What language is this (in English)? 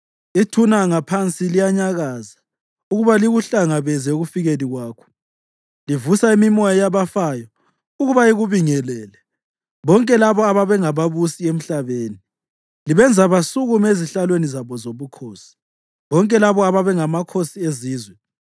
North Ndebele